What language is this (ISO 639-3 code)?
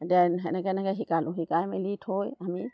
asm